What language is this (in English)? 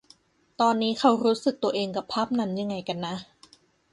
Thai